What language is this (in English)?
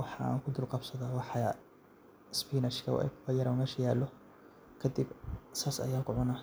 Somali